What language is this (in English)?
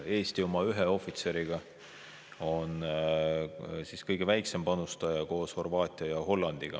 Estonian